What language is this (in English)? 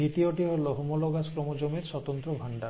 Bangla